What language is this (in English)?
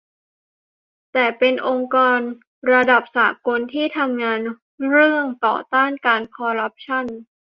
Thai